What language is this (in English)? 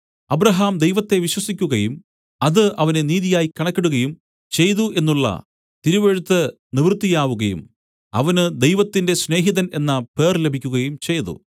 Malayalam